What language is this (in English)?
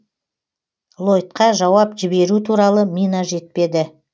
Kazakh